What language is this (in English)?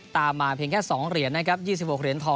Thai